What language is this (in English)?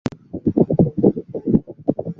Bangla